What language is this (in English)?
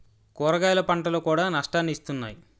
Telugu